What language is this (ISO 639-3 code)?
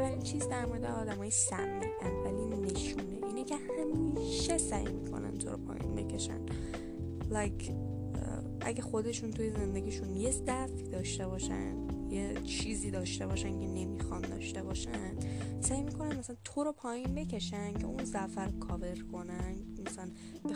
fas